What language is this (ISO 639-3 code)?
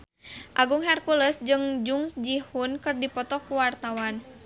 sun